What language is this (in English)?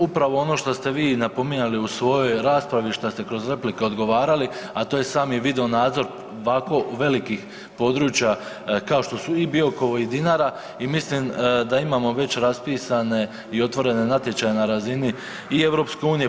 Croatian